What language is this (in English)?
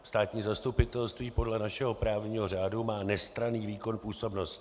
Czech